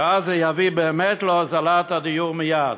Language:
Hebrew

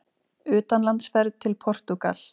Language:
Icelandic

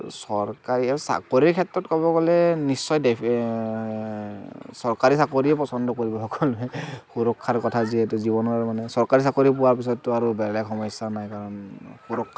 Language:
Assamese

